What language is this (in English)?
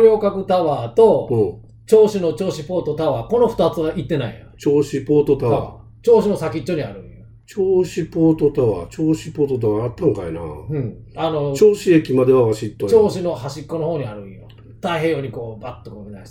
Japanese